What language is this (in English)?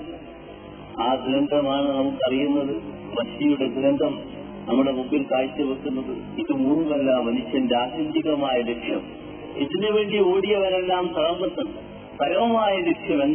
Malayalam